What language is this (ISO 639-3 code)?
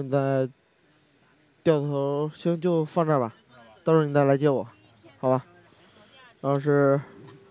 zho